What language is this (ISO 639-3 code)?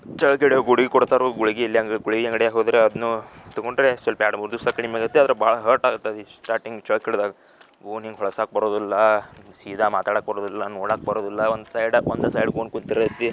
kan